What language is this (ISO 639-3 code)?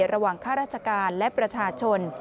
tha